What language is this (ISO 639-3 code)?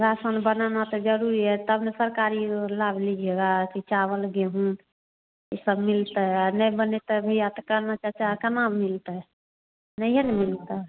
hin